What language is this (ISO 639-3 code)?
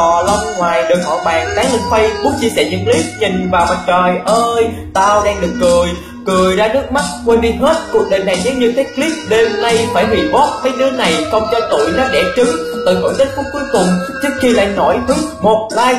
vie